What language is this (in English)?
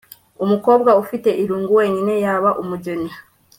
Kinyarwanda